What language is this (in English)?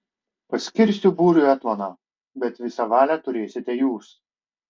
Lithuanian